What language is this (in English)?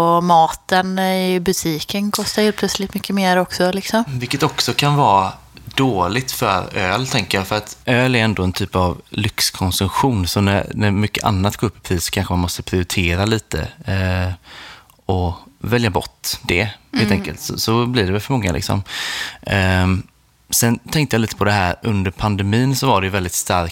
Swedish